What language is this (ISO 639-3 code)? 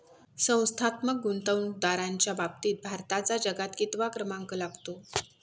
mar